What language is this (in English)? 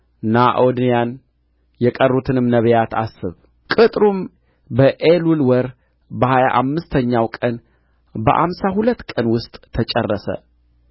Amharic